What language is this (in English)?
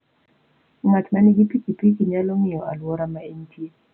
Luo (Kenya and Tanzania)